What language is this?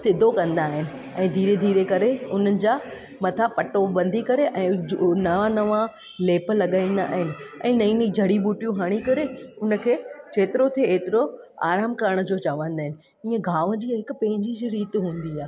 Sindhi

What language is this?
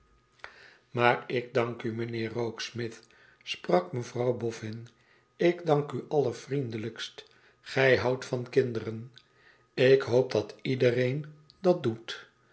Dutch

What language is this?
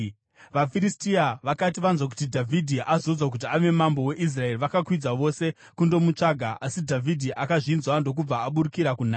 Shona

